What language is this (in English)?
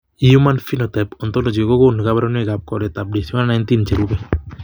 Kalenjin